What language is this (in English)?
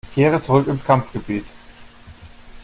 German